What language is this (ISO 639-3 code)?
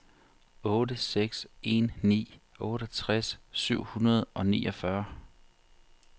dan